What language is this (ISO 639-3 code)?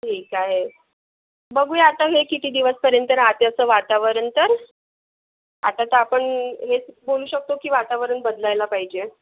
mar